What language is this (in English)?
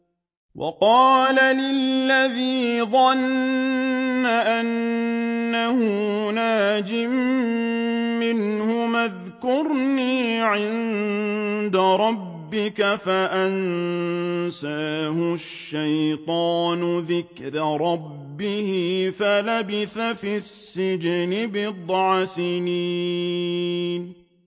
Arabic